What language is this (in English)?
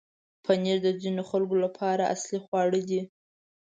Pashto